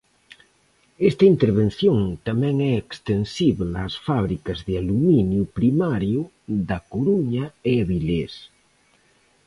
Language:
Galician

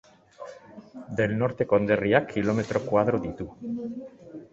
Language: Basque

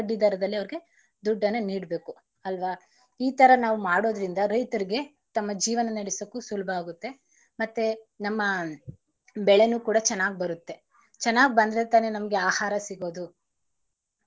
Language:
Kannada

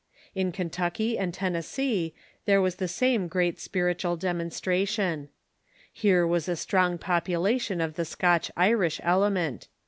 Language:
English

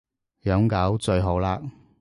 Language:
Cantonese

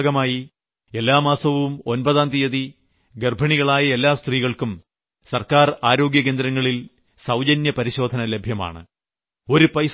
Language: Malayalam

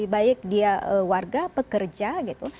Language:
Indonesian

